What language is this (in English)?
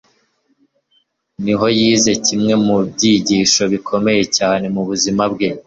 Kinyarwanda